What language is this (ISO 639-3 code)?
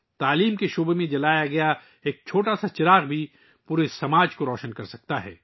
urd